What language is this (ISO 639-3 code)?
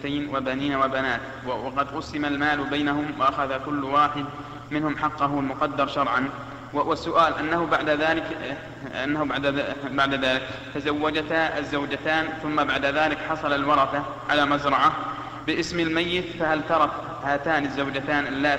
ara